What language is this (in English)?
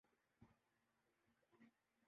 Urdu